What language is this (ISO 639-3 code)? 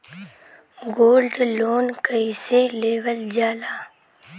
bho